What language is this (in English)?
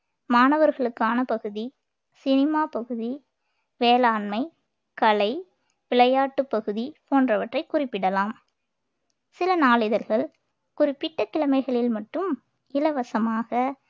Tamil